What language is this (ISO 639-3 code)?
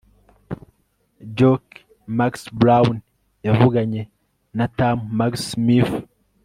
kin